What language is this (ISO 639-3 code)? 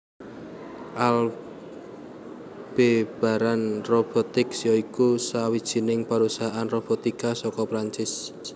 jav